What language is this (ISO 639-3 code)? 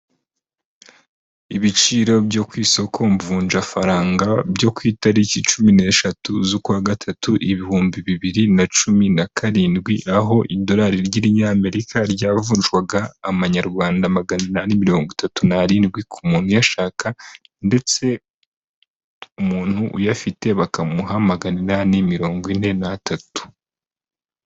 kin